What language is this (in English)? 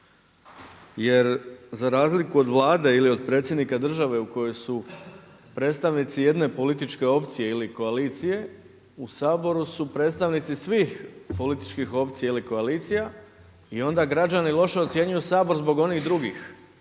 Croatian